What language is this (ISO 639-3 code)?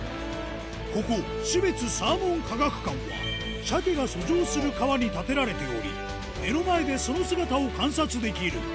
jpn